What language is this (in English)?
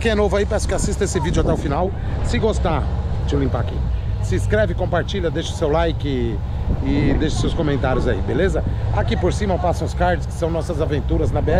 Portuguese